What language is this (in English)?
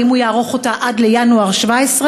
Hebrew